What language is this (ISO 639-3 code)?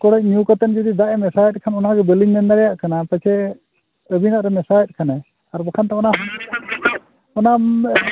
sat